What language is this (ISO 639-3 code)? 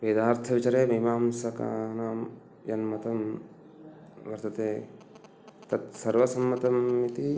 san